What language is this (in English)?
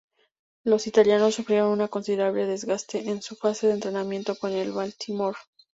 Spanish